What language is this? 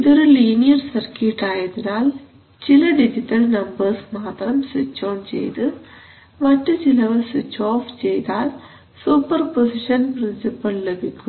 Malayalam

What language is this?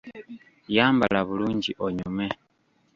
Ganda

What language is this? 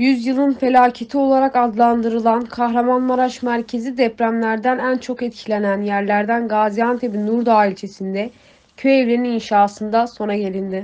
Turkish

